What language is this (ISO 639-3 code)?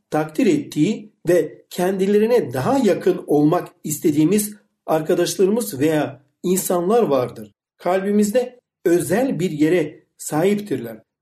tur